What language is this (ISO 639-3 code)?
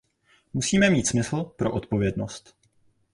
ces